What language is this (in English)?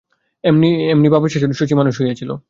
Bangla